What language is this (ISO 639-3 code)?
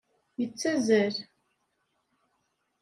kab